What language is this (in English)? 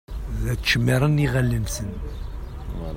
Kabyle